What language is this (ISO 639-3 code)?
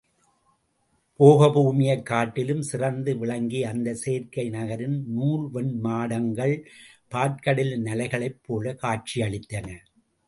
tam